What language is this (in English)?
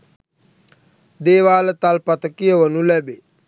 Sinhala